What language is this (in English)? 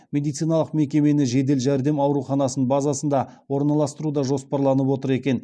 Kazakh